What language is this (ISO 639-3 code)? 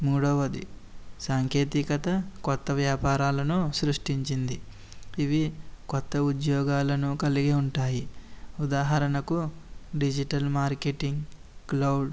tel